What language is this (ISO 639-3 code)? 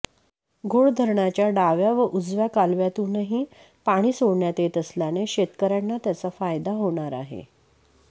mar